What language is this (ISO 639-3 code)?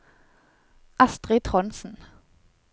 nor